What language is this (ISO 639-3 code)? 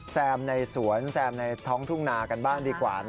tha